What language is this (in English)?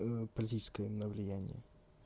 Russian